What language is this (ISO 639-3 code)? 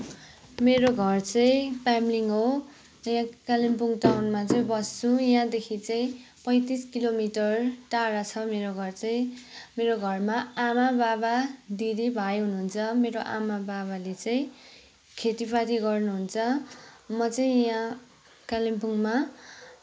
nep